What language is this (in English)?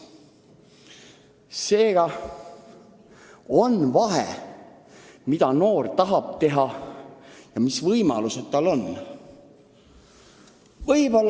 Estonian